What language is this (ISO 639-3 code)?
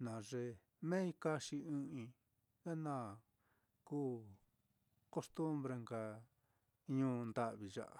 vmm